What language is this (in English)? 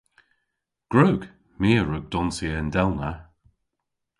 Cornish